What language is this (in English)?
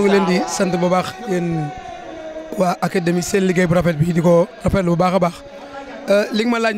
Indonesian